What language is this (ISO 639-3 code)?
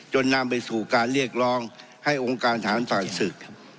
tha